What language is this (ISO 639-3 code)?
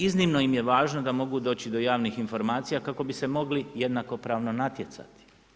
hrv